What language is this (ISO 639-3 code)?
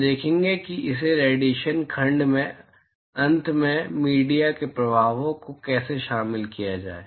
hin